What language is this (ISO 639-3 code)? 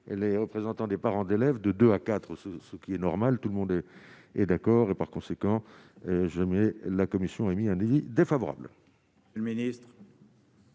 fra